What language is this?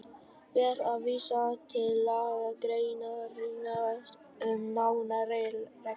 Icelandic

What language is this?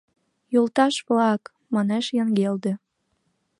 Mari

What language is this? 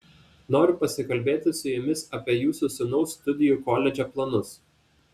Lithuanian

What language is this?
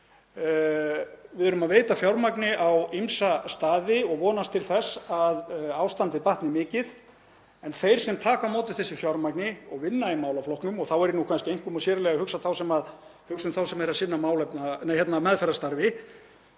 Icelandic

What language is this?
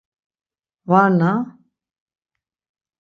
Laz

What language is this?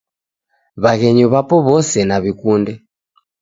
Taita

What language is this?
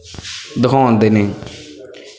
Punjabi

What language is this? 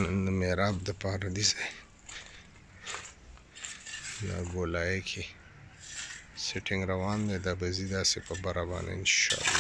Arabic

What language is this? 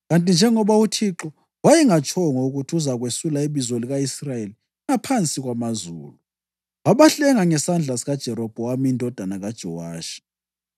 North Ndebele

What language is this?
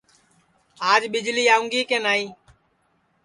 Sansi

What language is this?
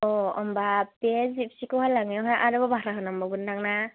Bodo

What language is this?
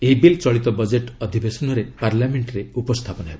Odia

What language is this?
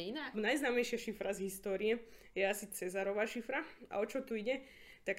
Slovak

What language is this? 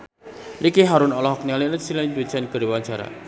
Sundanese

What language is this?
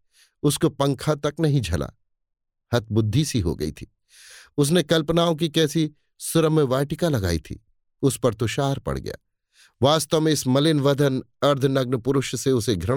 Hindi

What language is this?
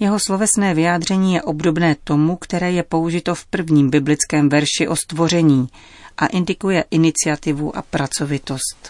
Czech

